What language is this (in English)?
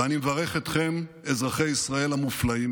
Hebrew